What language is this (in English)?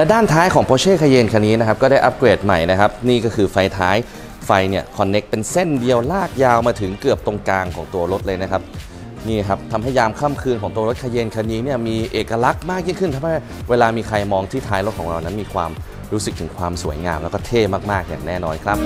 Thai